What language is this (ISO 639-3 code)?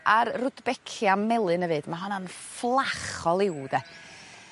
cym